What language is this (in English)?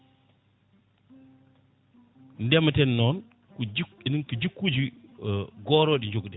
Fula